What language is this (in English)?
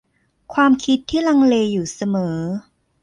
Thai